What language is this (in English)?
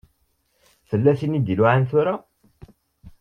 Kabyle